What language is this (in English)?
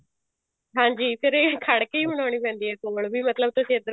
Punjabi